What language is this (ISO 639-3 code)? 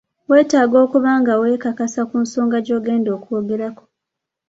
lug